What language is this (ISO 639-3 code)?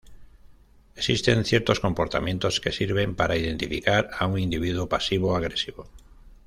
spa